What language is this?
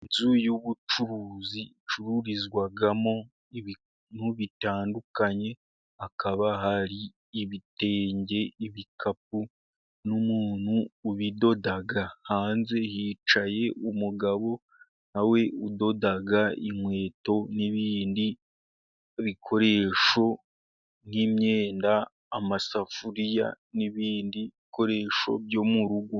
Kinyarwanda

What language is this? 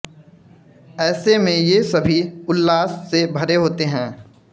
Hindi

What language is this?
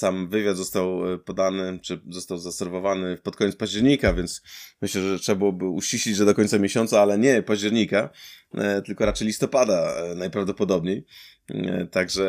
Polish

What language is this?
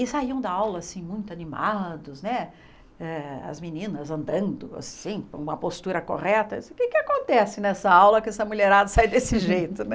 Portuguese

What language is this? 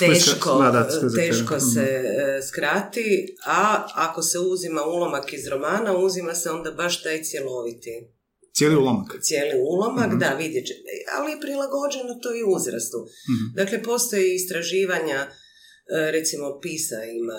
Croatian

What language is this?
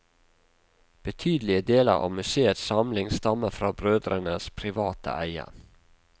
Norwegian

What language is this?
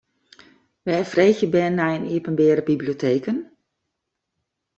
Western Frisian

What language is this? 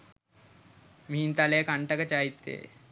Sinhala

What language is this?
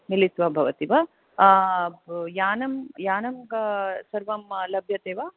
Sanskrit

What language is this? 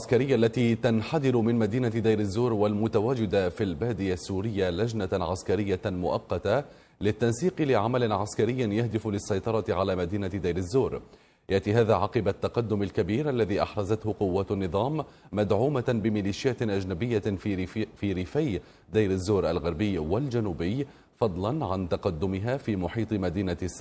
Arabic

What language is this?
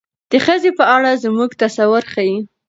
Pashto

